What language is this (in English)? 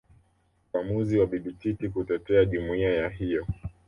Swahili